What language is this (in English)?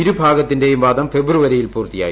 Malayalam